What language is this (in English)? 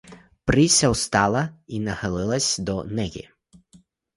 Ukrainian